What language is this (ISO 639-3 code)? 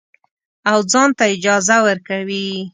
pus